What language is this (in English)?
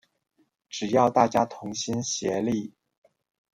Chinese